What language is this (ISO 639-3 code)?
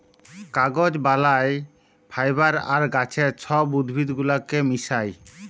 ben